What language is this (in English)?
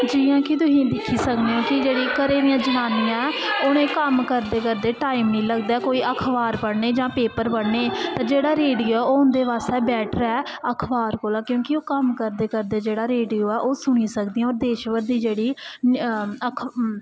Dogri